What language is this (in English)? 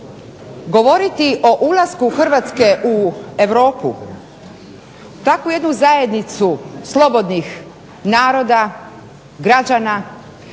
Croatian